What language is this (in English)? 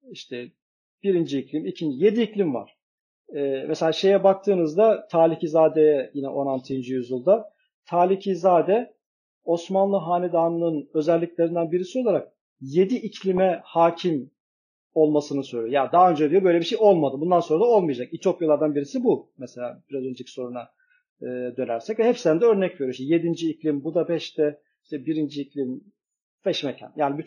Turkish